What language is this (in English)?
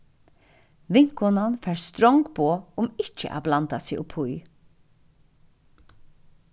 Faroese